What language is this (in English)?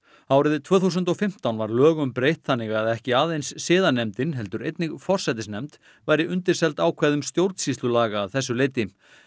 Icelandic